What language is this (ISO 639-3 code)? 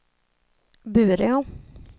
swe